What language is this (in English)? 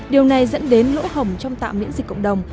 Vietnamese